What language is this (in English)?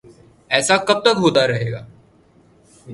Urdu